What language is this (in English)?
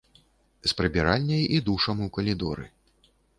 Belarusian